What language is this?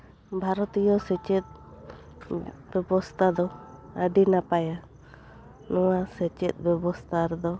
Santali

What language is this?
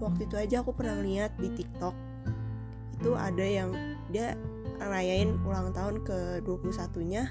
Indonesian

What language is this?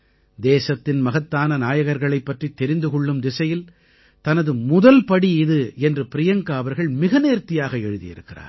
Tamil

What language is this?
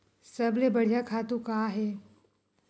Chhattisgarhi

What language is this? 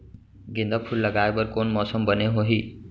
Chhattisgarhi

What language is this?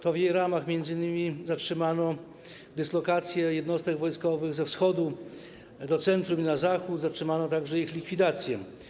Polish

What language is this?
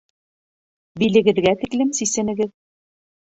Bashkir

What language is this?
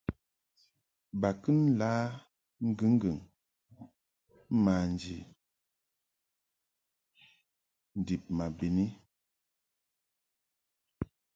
Mungaka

